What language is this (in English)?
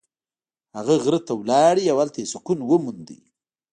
Pashto